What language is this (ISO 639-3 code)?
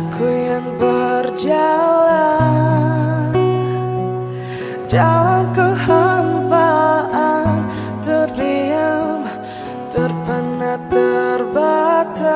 ind